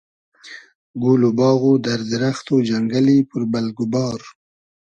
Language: Hazaragi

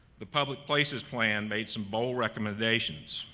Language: English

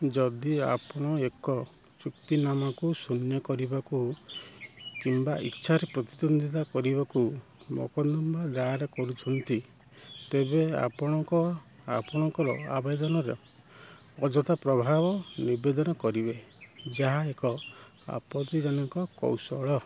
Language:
Odia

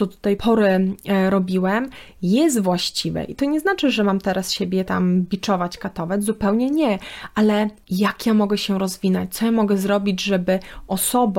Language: Polish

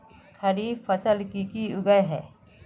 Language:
Magahi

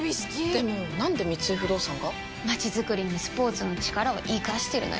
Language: Japanese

